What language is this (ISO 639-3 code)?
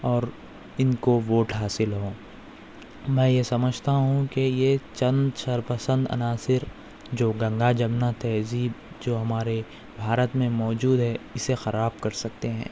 urd